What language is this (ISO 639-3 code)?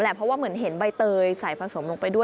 tha